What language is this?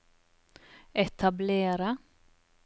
Norwegian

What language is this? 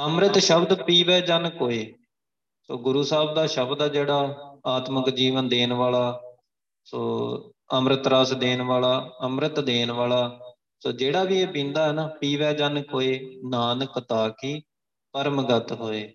Punjabi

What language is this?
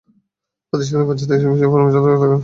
Bangla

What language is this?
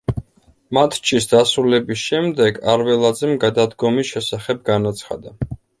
Georgian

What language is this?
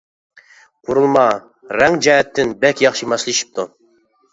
Uyghur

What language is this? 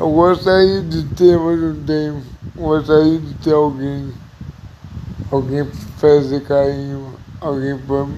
Portuguese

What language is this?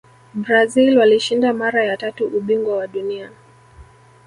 Swahili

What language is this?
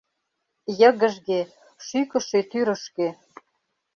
Mari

